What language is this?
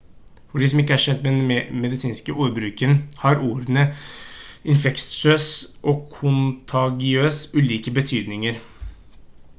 Norwegian Bokmål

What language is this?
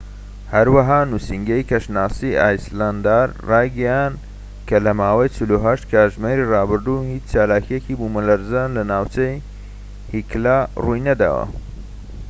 Central Kurdish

